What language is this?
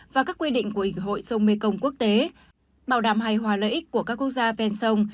Vietnamese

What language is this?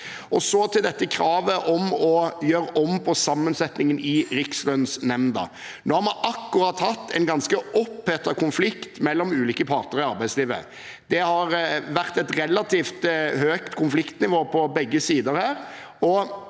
Norwegian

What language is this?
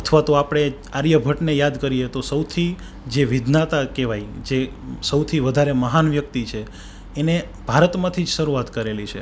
Gujarati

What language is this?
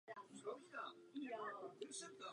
Czech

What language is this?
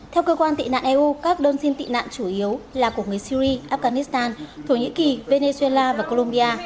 Vietnamese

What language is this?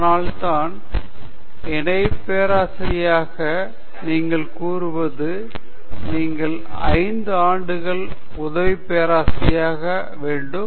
Tamil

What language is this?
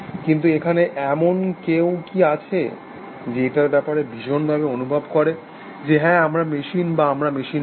Bangla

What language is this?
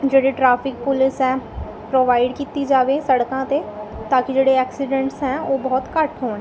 Punjabi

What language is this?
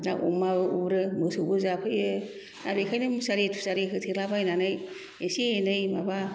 Bodo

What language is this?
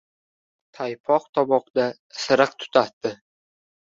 Uzbek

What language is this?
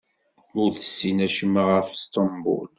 Kabyle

